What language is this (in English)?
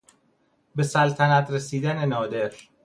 Persian